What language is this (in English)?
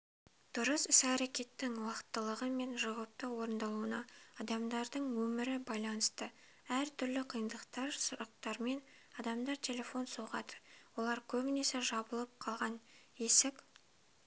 Kazakh